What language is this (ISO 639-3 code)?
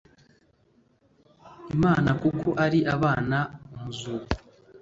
kin